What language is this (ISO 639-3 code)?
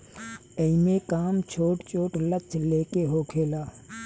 bho